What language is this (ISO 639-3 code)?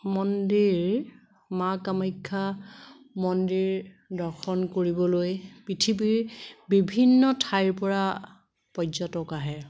asm